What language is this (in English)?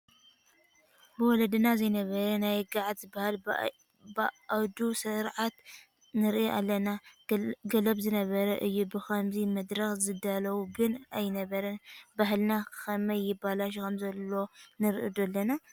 Tigrinya